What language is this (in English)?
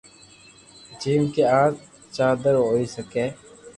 Loarki